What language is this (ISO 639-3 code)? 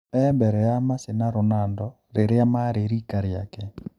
kik